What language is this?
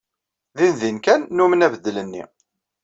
Kabyle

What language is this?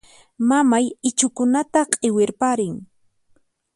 Puno Quechua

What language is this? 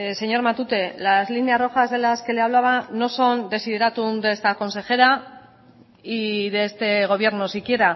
Spanish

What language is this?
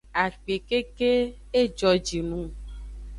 Aja (Benin)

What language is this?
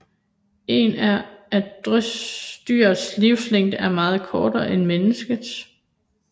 Danish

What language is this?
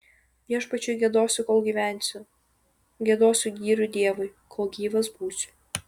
Lithuanian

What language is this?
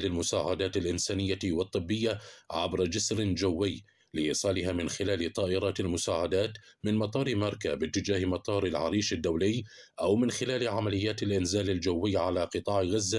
Arabic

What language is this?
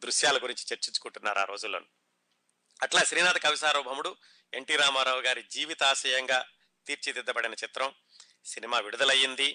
Telugu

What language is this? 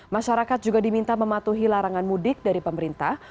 Indonesian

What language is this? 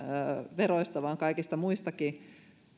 Finnish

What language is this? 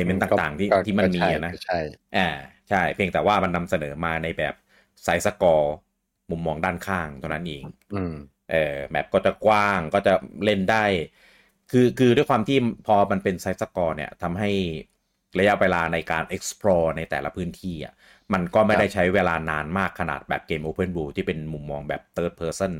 Thai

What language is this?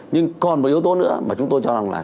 Vietnamese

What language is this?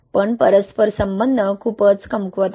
Marathi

